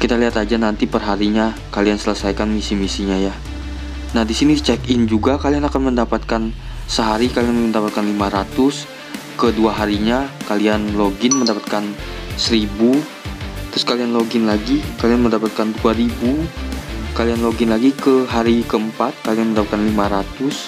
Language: Indonesian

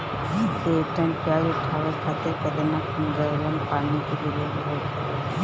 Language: Bhojpuri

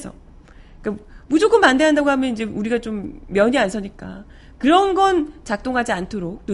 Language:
Korean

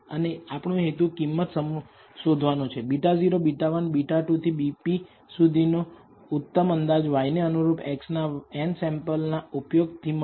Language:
Gujarati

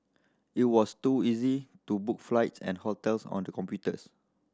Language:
English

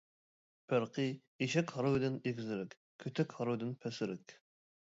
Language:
Uyghur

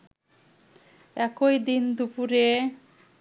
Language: Bangla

